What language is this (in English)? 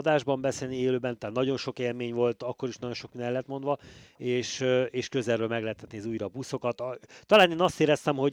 Hungarian